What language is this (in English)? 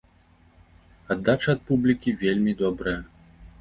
Belarusian